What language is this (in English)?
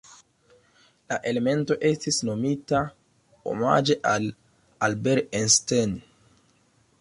Esperanto